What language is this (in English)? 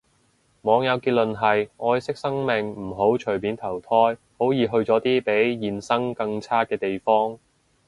Cantonese